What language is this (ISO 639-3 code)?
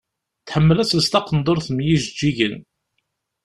kab